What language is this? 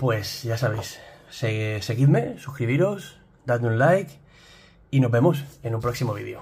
Spanish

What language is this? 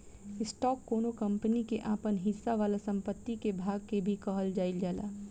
Bhojpuri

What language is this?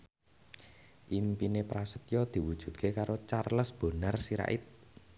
Javanese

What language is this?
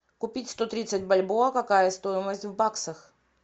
Russian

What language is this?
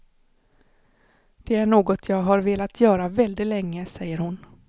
Swedish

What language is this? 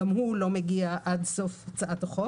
Hebrew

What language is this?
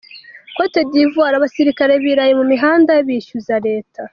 Kinyarwanda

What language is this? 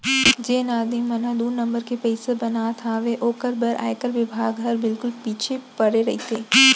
Chhattisgarhi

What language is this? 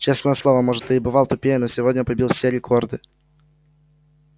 Russian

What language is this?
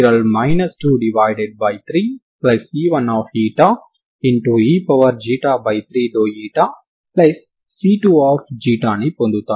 Telugu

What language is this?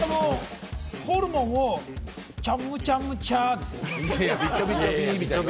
Japanese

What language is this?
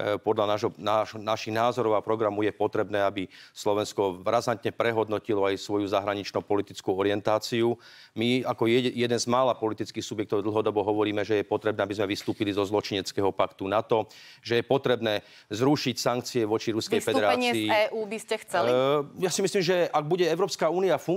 Slovak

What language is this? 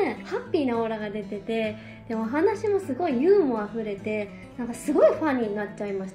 Japanese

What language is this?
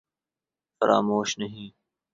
Urdu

